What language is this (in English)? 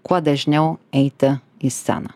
Lithuanian